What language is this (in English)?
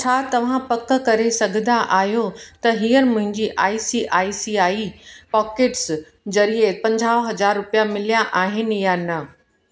Sindhi